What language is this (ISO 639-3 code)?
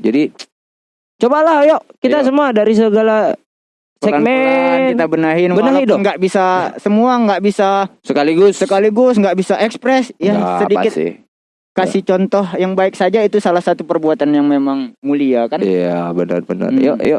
ind